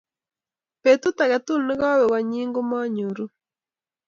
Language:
Kalenjin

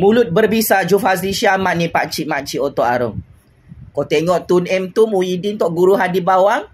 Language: Malay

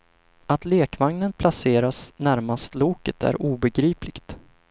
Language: Swedish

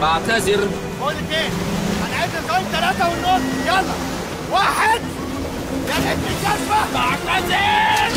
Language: Arabic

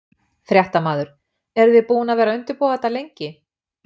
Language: Icelandic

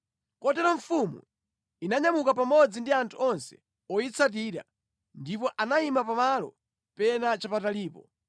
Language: Nyanja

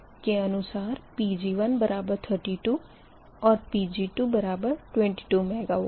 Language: Hindi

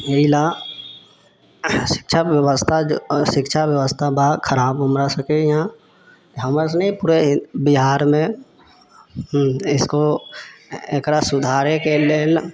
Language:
Maithili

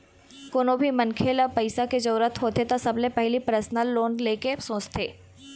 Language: Chhattisgarhi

